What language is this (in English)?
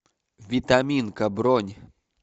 Russian